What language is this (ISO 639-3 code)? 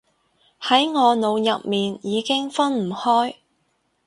yue